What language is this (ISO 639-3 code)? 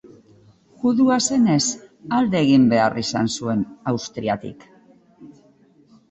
eus